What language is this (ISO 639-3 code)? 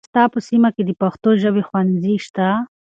pus